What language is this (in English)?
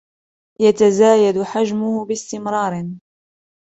Arabic